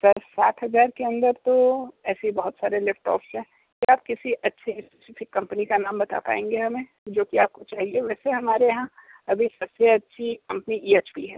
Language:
Hindi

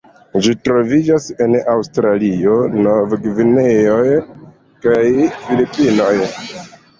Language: Esperanto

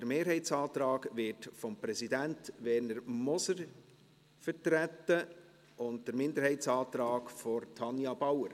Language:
Swiss German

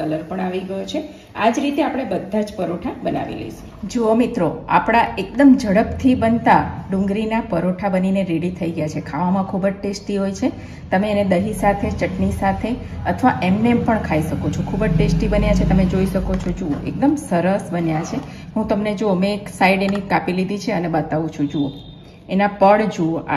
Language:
Hindi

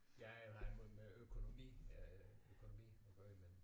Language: Danish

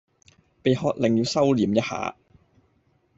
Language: Cantonese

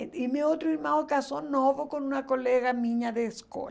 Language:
Portuguese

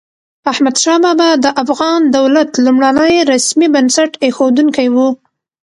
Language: Pashto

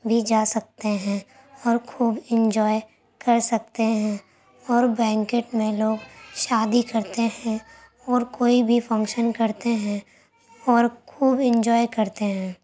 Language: Urdu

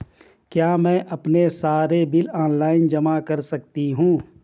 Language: Hindi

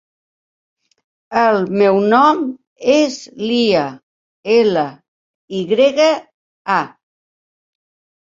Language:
Catalan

